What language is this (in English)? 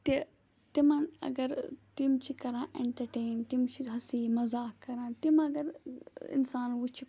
Kashmiri